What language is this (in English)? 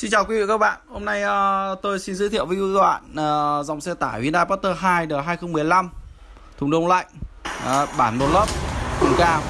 Vietnamese